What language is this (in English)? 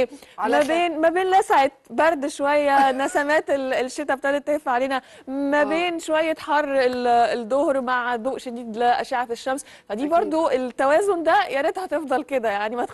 Arabic